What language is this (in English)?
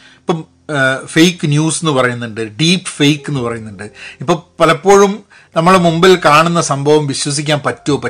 Malayalam